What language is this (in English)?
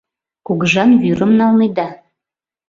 Mari